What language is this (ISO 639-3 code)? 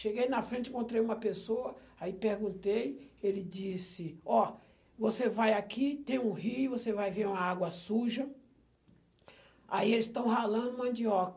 por